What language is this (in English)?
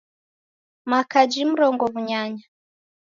Taita